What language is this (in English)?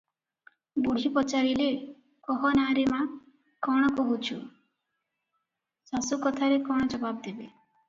Odia